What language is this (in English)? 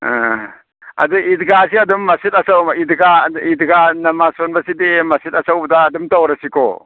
Manipuri